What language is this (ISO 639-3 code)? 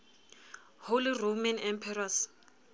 sot